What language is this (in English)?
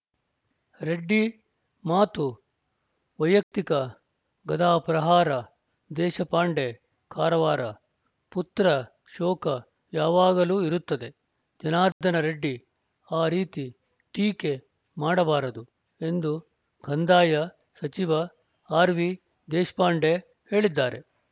Kannada